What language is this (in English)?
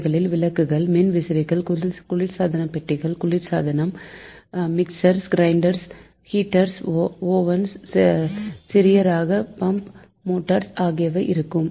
Tamil